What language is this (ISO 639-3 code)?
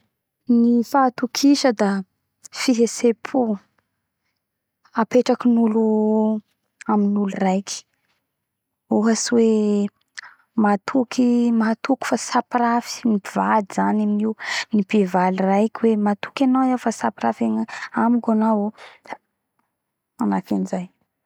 bhr